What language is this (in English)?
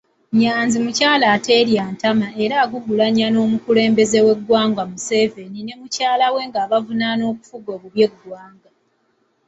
Ganda